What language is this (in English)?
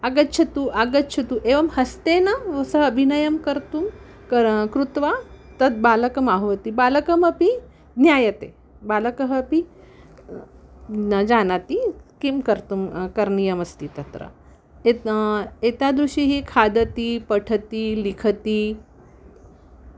Sanskrit